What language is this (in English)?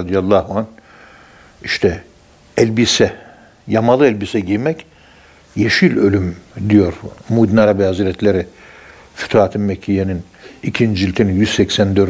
Turkish